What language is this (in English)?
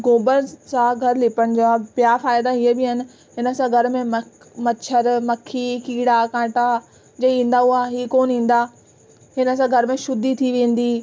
Sindhi